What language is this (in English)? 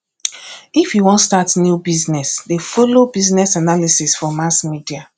Nigerian Pidgin